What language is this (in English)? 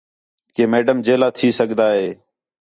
Khetrani